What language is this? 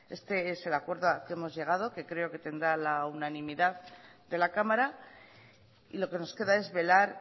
Spanish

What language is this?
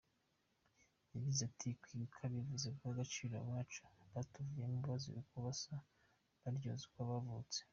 Kinyarwanda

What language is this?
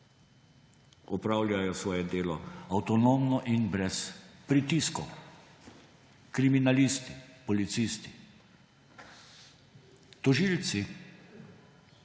Slovenian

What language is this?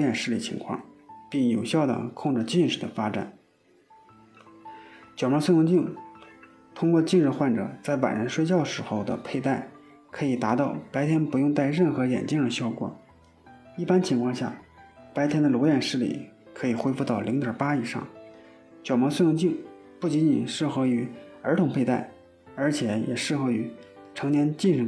Chinese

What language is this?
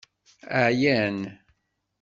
Kabyle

